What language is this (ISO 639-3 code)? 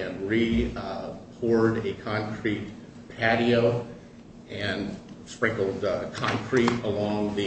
eng